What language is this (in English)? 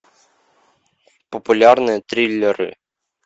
Russian